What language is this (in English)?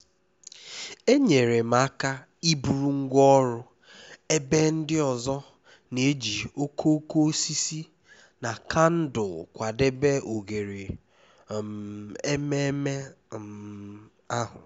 Igbo